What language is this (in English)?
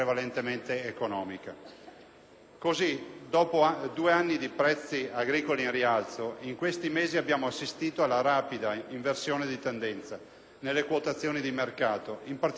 Italian